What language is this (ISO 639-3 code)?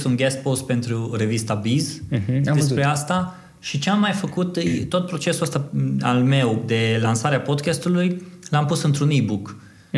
ron